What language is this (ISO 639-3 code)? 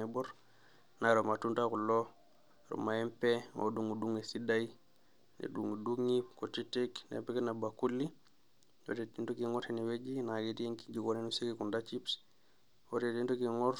mas